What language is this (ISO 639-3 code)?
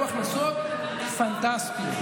heb